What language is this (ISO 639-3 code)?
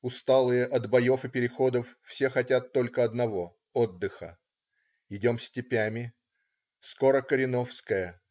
rus